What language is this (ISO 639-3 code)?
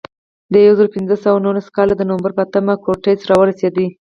pus